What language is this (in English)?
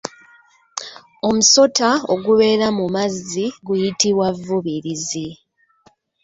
Ganda